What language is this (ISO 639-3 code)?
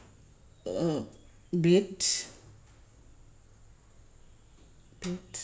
wof